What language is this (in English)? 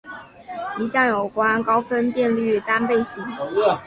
Chinese